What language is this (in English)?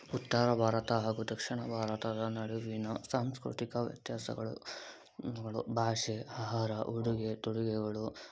Kannada